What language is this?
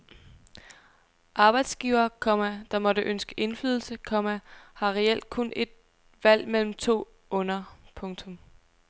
Danish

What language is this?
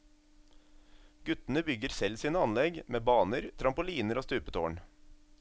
Norwegian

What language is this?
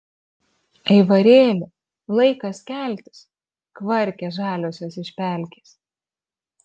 Lithuanian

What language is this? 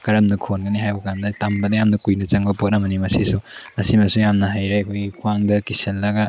Manipuri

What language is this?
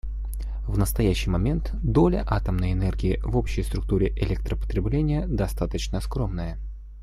Russian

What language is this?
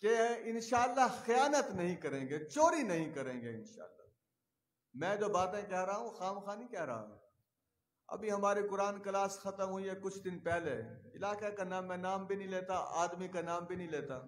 Hindi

